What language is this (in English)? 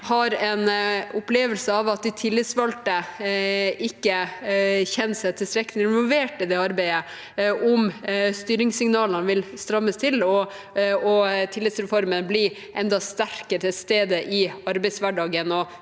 Norwegian